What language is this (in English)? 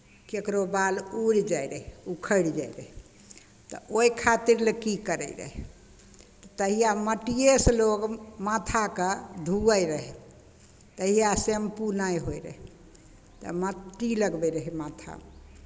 Maithili